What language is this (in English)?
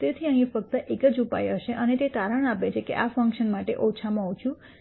Gujarati